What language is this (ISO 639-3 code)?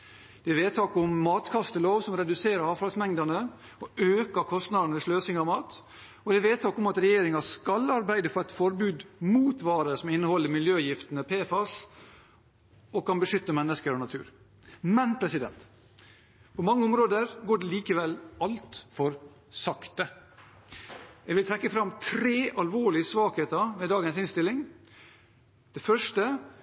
nob